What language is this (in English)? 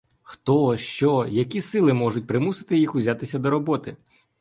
Ukrainian